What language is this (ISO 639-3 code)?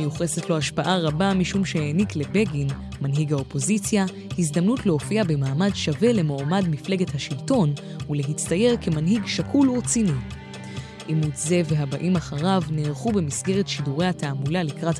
heb